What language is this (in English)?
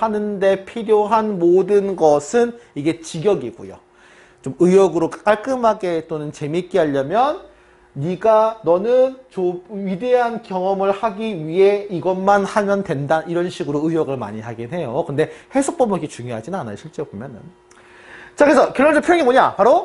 Korean